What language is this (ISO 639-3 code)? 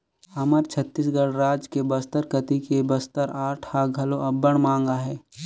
hne